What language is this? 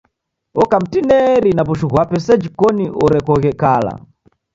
Taita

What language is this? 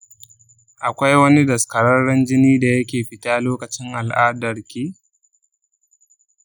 Hausa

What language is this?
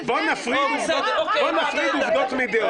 Hebrew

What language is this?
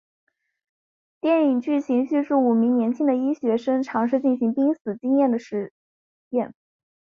Chinese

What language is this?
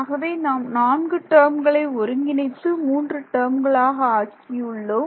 Tamil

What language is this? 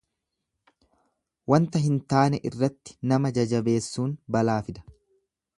Oromo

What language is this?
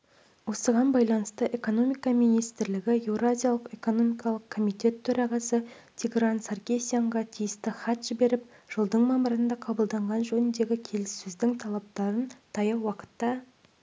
Kazakh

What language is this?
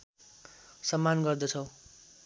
Nepali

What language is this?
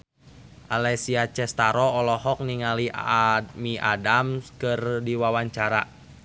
Sundanese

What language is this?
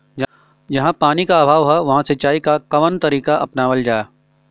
Bhojpuri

